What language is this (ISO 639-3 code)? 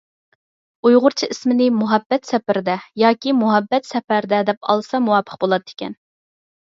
uig